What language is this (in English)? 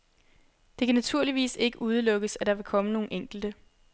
Danish